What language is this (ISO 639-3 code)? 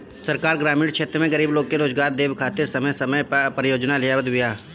bho